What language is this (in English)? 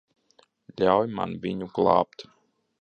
Latvian